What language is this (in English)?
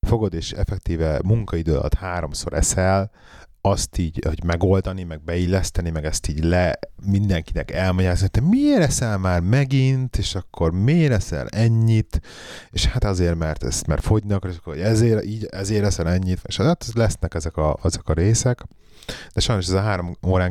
Hungarian